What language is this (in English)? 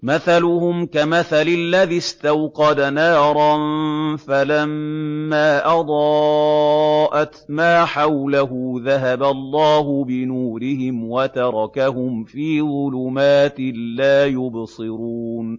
Arabic